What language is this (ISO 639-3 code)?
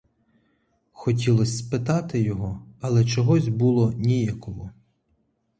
ukr